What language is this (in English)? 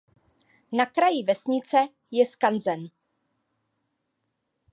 Czech